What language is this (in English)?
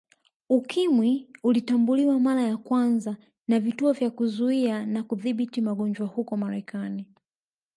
Swahili